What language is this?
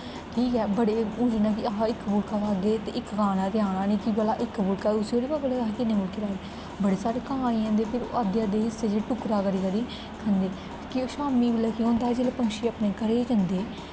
Dogri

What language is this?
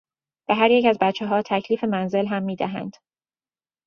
Persian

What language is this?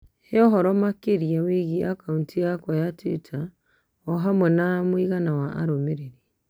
Kikuyu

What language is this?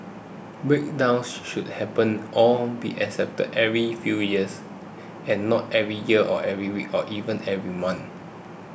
English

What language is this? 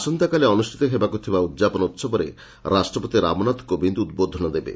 Odia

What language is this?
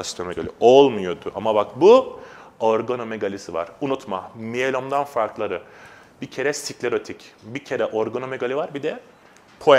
Turkish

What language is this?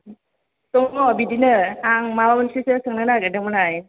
Bodo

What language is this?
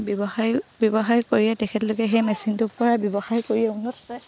Assamese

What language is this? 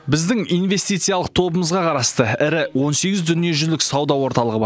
Kazakh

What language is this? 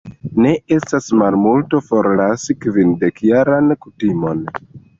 Esperanto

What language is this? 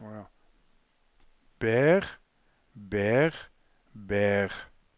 Norwegian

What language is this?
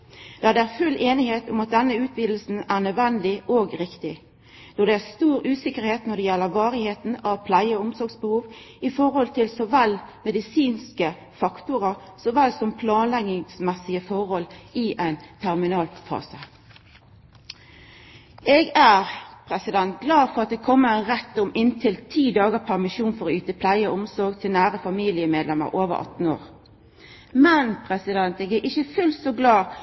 Norwegian Nynorsk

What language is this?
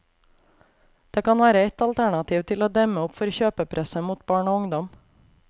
Norwegian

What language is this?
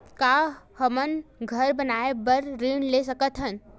Chhattisgarhi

